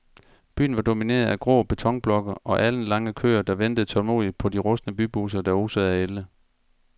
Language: Danish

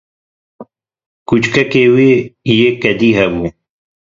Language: Kurdish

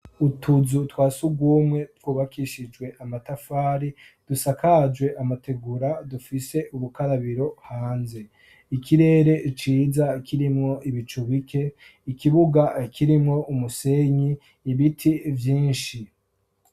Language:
Rundi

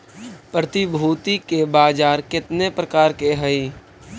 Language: Magahi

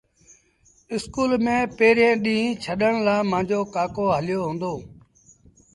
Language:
Sindhi Bhil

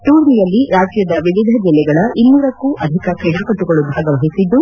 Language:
Kannada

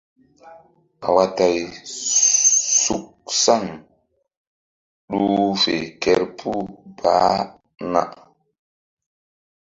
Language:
Mbum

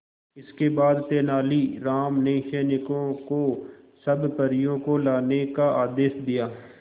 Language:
Hindi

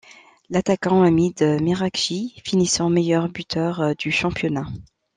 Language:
French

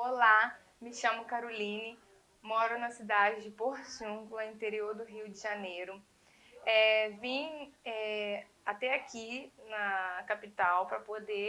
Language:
Portuguese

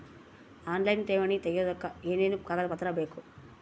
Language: Kannada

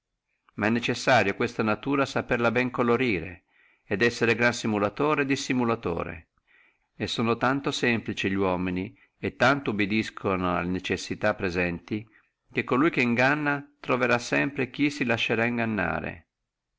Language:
Italian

